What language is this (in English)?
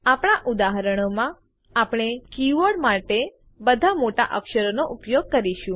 Gujarati